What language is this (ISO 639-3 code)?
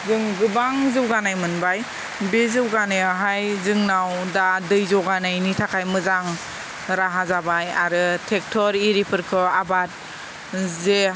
brx